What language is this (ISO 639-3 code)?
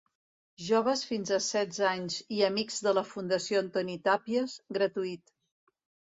cat